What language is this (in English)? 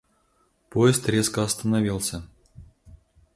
Russian